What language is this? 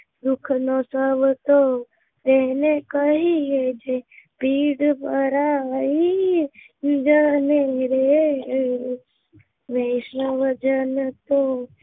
Gujarati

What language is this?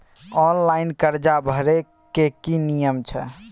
Maithili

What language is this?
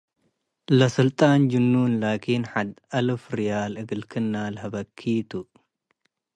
Tigre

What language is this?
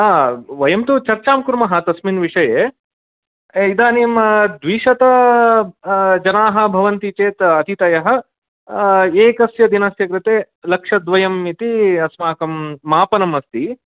Sanskrit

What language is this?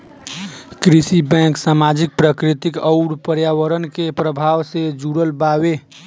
Bhojpuri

